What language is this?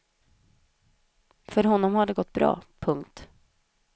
Swedish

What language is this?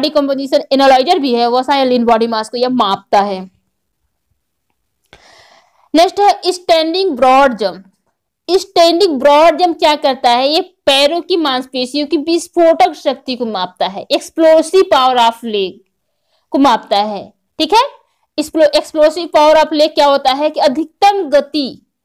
Hindi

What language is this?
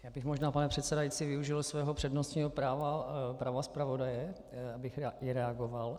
Czech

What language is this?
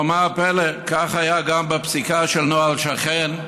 Hebrew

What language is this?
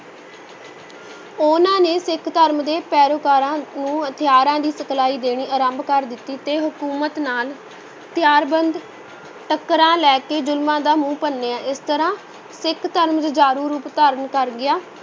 Punjabi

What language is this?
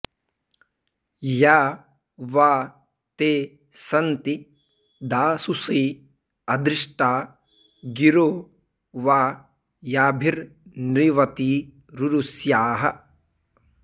Sanskrit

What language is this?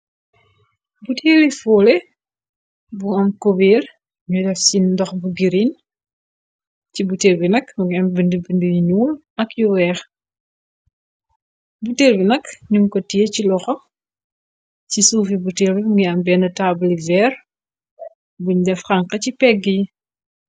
Wolof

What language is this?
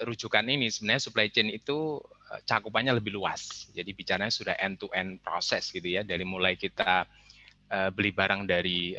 Indonesian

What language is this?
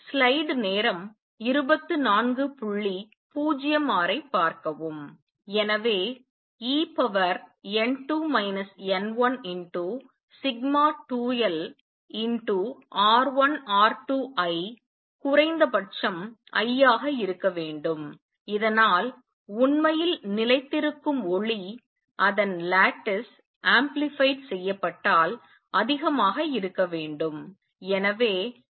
Tamil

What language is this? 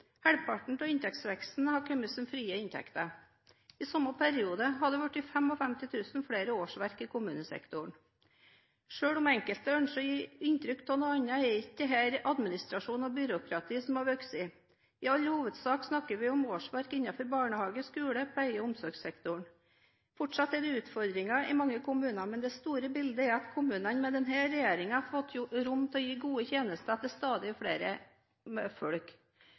Norwegian Bokmål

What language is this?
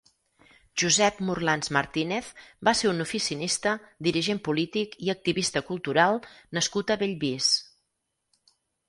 Catalan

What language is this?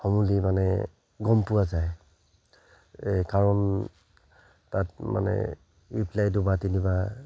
Assamese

